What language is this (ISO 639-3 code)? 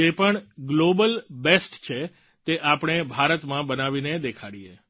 guj